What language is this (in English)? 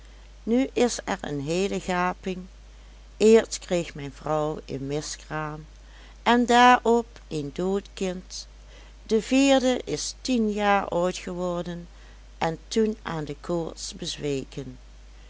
Dutch